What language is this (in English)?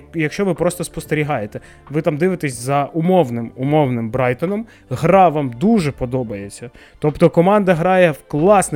Ukrainian